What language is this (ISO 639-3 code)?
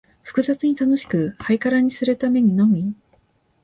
jpn